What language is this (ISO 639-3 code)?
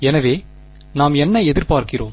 tam